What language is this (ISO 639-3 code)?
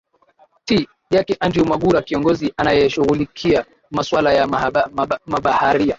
swa